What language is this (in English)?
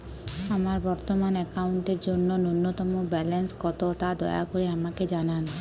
Bangla